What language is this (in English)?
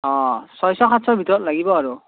Assamese